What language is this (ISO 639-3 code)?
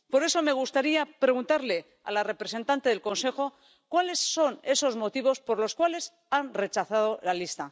spa